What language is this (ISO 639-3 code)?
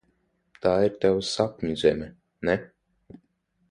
lav